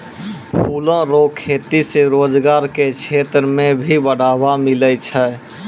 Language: Maithili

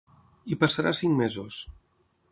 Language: Catalan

